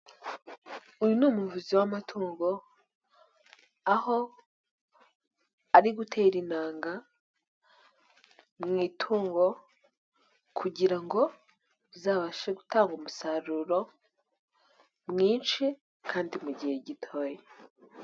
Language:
Kinyarwanda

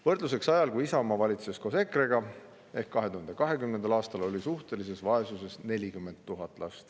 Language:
Estonian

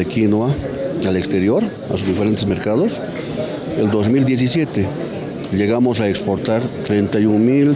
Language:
Spanish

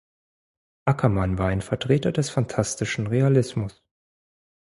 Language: German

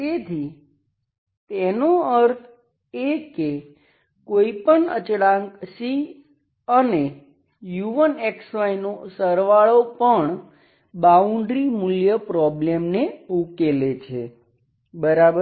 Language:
Gujarati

